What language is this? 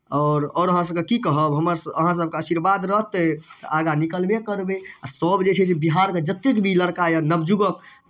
Maithili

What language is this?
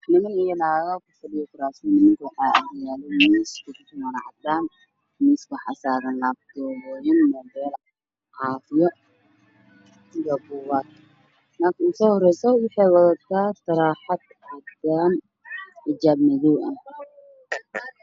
Somali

